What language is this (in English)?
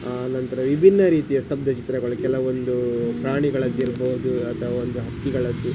Kannada